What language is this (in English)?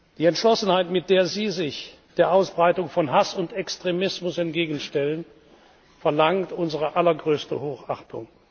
German